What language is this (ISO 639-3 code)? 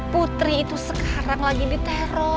ind